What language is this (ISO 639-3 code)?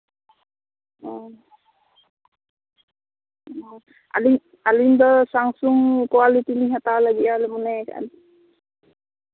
sat